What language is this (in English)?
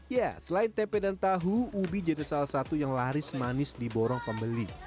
Indonesian